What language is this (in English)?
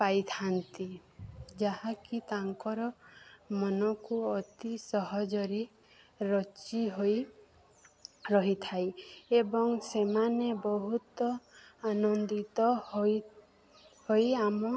Odia